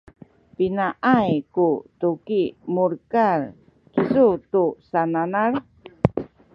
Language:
Sakizaya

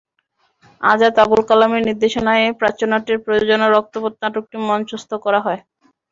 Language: Bangla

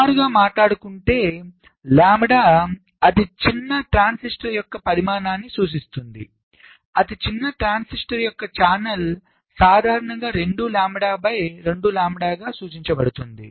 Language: Telugu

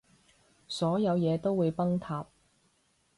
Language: Cantonese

